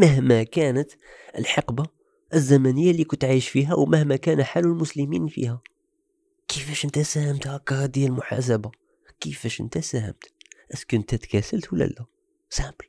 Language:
Arabic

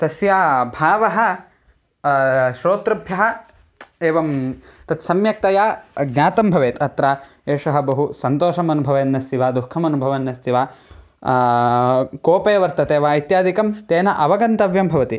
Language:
Sanskrit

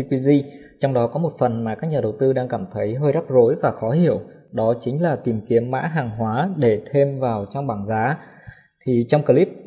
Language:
Vietnamese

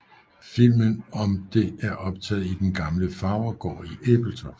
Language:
Danish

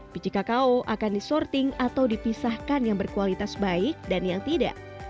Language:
Indonesian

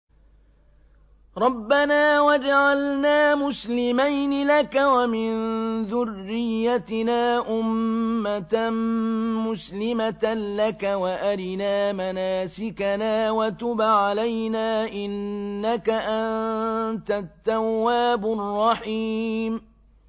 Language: Arabic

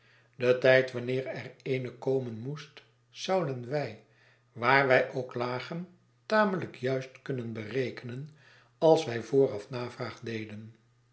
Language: Dutch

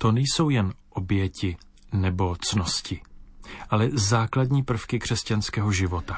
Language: Czech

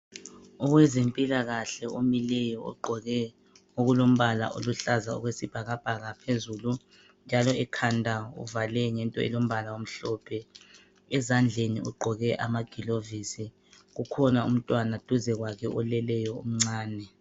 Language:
North Ndebele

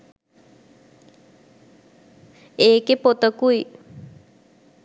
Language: Sinhala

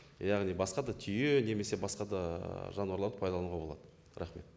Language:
Kazakh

